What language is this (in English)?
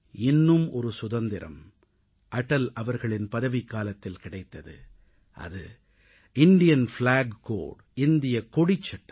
Tamil